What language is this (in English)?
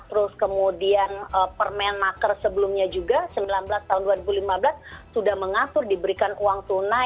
Indonesian